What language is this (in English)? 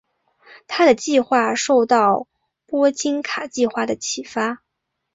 Chinese